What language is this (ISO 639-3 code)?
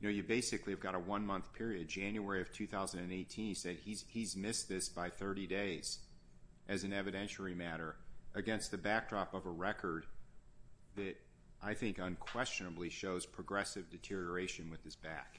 eng